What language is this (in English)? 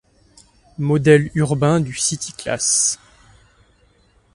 French